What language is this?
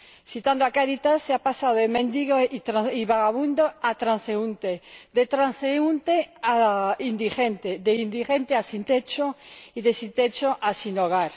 Spanish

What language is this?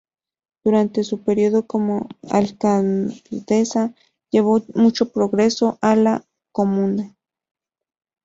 Spanish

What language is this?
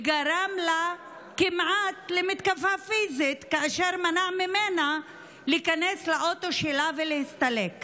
Hebrew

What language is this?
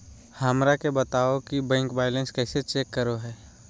Magahi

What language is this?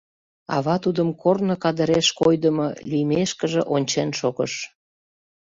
Mari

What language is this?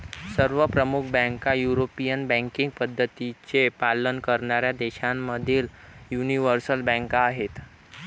Marathi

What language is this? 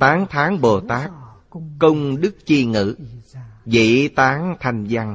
Vietnamese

